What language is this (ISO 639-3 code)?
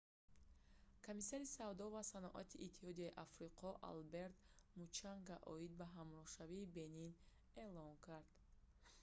tgk